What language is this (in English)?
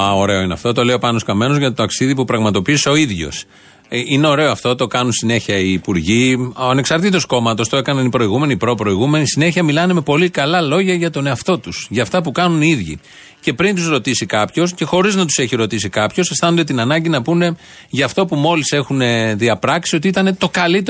Greek